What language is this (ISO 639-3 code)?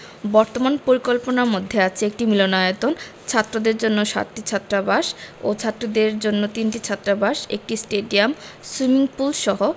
ben